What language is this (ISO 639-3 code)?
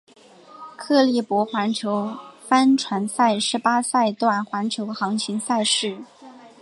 zho